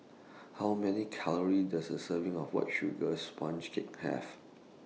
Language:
English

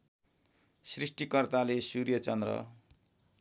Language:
Nepali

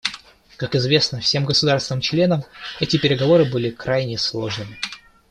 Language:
Russian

